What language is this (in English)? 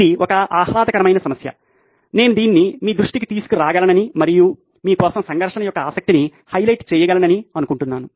Telugu